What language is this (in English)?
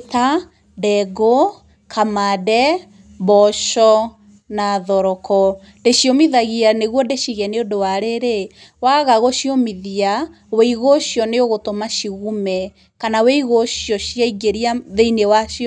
Kikuyu